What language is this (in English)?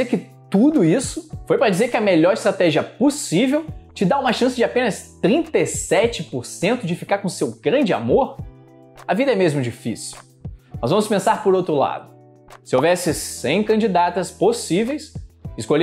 Portuguese